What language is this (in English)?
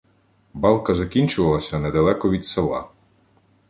Ukrainian